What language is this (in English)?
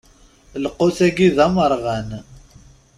Kabyle